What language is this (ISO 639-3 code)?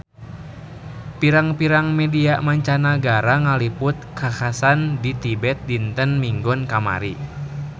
sun